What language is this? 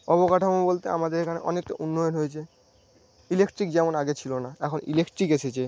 Bangla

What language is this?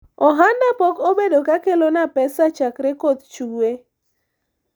Luo (Kenya and Tanzania)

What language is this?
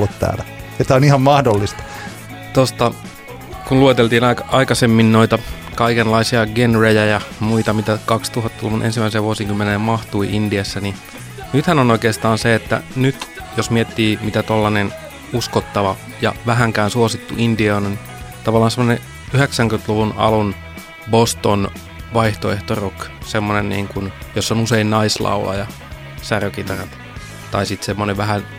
Finnish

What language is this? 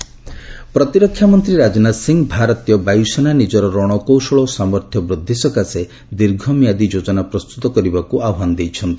Odia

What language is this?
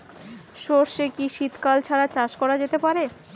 Bangla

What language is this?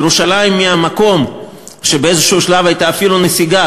Hebrew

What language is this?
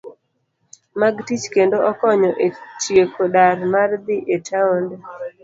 Luo (Kenya and Tanzania)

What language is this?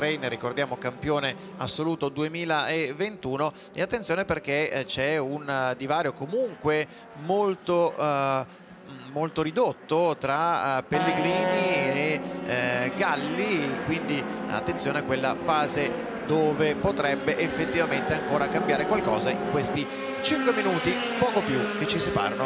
Italian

